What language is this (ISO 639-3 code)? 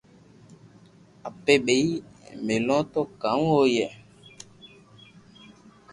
lrk